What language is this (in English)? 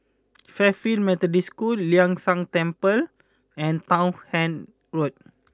English